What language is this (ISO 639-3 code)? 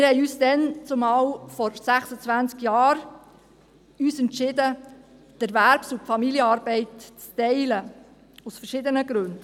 gsw